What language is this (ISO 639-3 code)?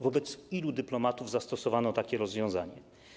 pol